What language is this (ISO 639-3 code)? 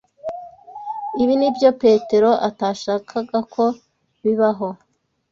kin